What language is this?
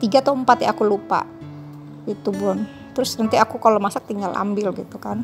Indonesian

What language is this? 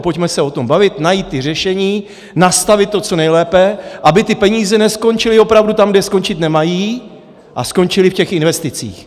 Czech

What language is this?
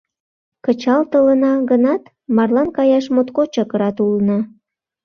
Mari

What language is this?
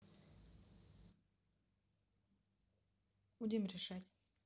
Russian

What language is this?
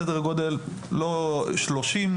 Hebrew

